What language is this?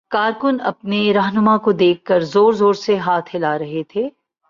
Urdu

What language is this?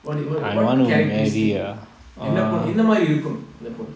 English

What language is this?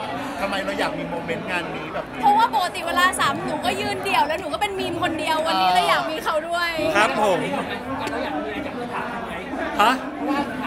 Thai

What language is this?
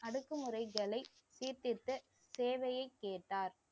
Tamil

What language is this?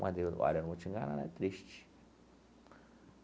Portuguese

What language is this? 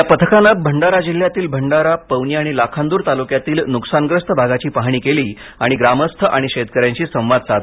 Marathi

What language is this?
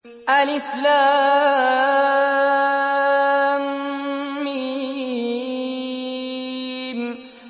Arabic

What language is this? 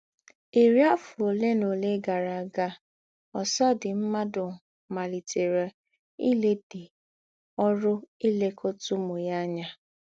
Igbo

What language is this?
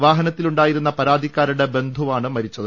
Malayalam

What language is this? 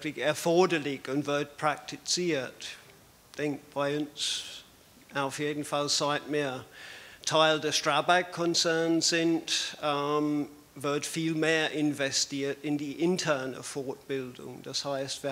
German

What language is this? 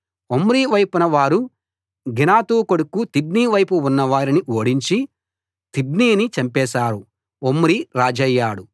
Telugu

